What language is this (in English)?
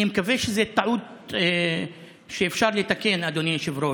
Hebrew